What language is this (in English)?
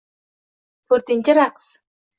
Uzbek